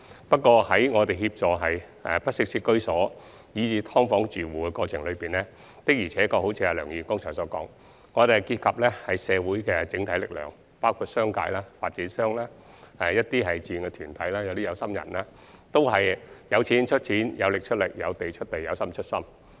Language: Cantonese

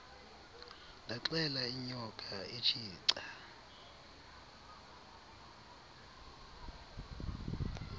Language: Xhosa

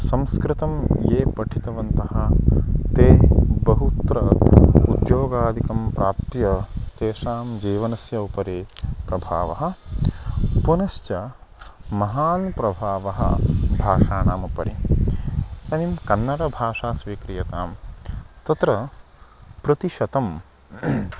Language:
Sanskrit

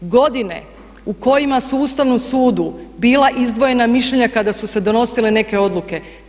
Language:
Croatian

